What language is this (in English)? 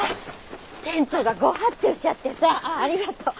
Japanese